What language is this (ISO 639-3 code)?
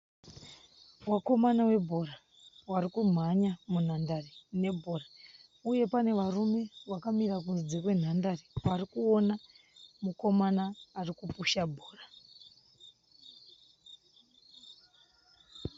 sna